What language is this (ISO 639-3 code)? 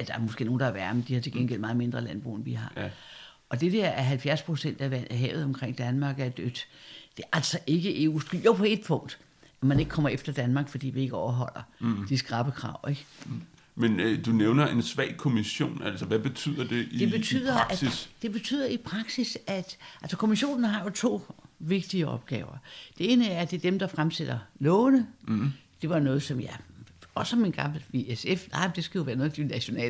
dan